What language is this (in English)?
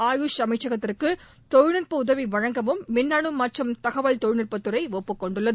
Tamil